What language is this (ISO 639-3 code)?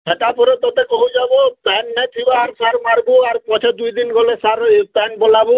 ori